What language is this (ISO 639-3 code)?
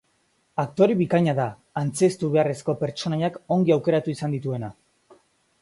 eus